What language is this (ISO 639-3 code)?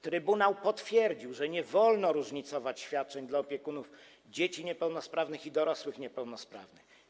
pol